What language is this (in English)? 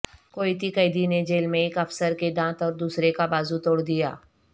Urdu